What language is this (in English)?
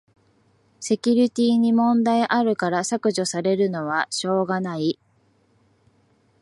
Japanese